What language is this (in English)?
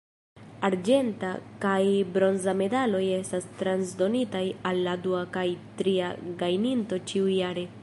Esperanto